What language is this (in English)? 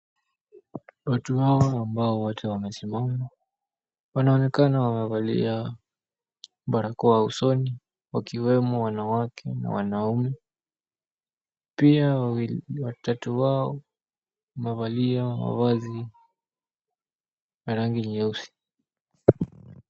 Swahili